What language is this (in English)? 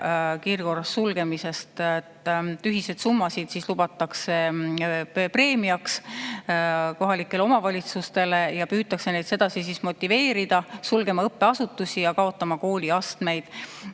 Estonian